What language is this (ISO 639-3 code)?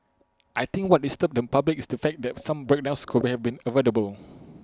eng